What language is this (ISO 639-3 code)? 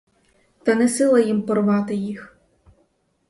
ukr